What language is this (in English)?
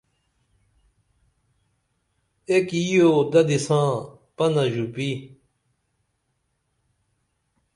Dameli